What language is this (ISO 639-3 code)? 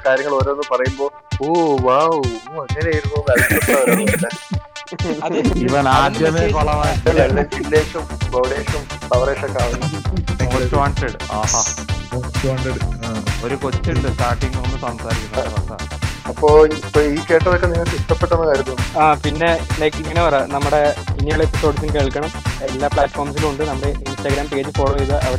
mal